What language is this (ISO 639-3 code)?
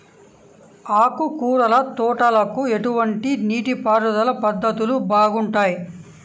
tel